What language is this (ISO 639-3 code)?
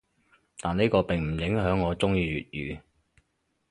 yue